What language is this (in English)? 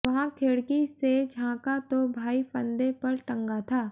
Hindi